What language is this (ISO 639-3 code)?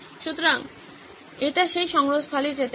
ben